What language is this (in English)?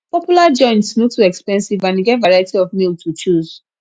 Nigerian Pidgin